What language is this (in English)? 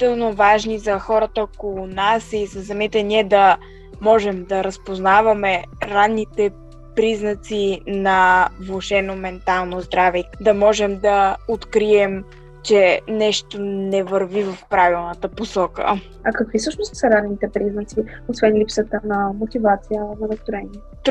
Bulgarian